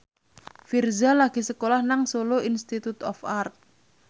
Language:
Javanese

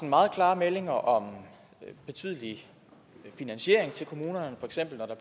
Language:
Danish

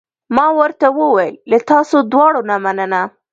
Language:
Pashto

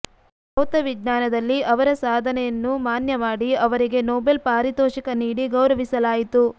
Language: Kannada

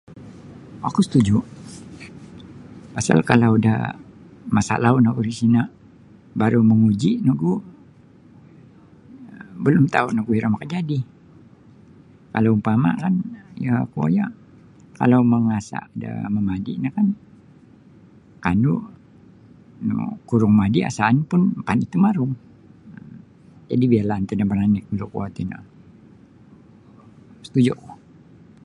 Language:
Sabah Bisaya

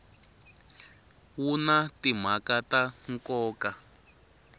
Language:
Tsonga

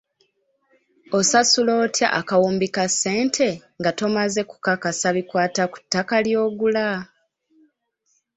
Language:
Ganda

